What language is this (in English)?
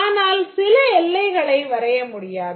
Tamil